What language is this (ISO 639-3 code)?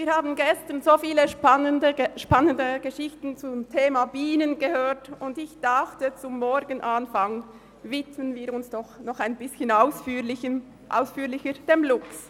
gsw